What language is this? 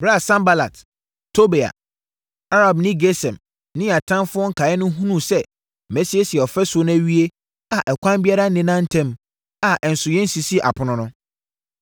Akan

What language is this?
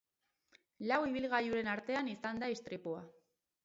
Basque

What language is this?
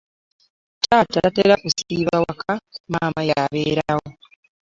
Ganda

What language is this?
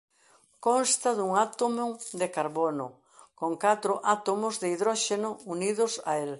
Galician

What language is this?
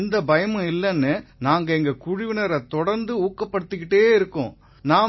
Tamil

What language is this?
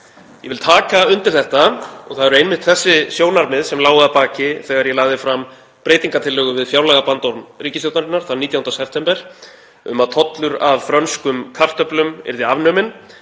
Icelandic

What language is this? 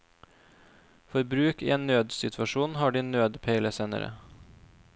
Norwegian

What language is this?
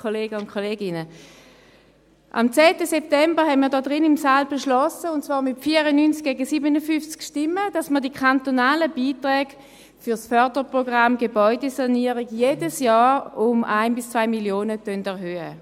Swiss German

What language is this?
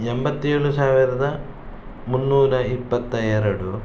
Kannada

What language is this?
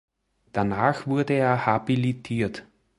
German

